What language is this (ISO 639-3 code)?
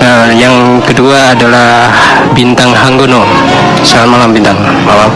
ind